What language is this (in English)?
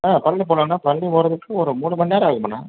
Tamil